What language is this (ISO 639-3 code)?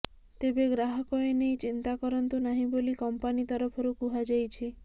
ori